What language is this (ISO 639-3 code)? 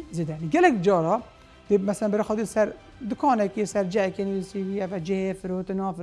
ara